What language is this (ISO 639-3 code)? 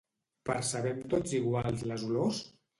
cat